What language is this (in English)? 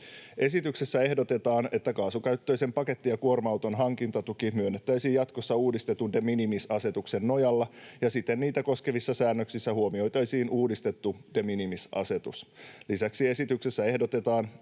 Finnish